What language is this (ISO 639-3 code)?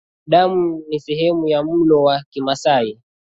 swa